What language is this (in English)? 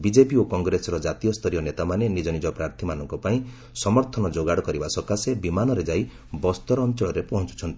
Odia